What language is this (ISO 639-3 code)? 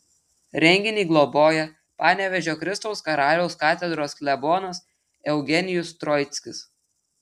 lit